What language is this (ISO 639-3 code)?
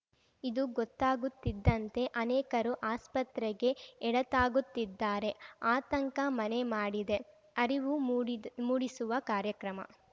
kan